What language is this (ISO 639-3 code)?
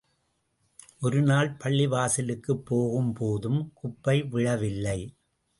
tam